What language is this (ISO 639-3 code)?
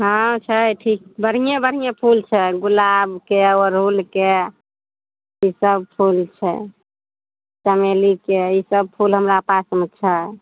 mai